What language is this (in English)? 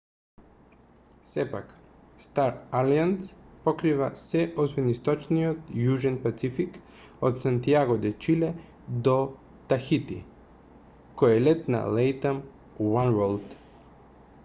Macedonian